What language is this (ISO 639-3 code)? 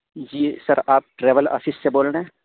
urd